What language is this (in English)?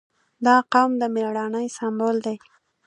Pashto